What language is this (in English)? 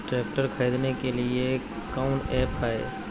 Magahi